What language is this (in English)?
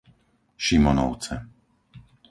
Slovak